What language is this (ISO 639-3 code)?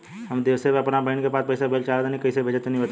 bho